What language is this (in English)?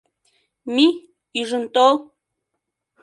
Mari